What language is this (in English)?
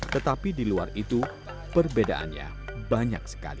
Indonesian